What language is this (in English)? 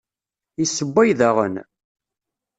Kabyle